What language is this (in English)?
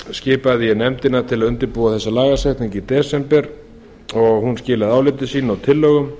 Icelandic